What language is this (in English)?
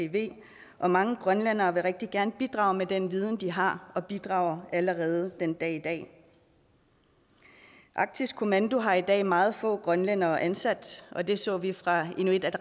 Danish